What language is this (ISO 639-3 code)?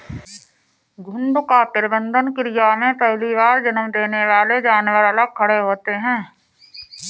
hin